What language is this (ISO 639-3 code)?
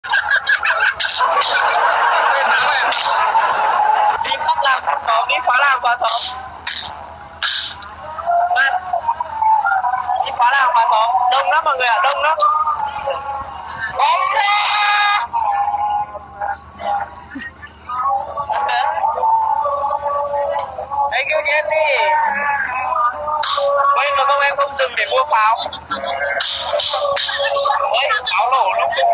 vie